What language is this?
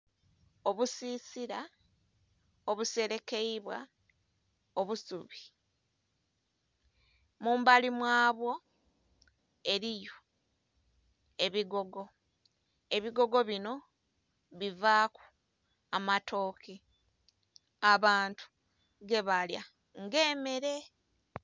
Soga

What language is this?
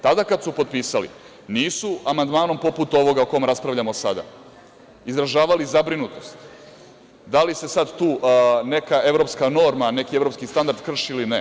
Serbian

